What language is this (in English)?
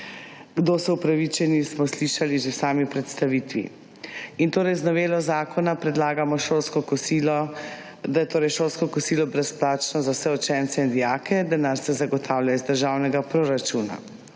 Slovenian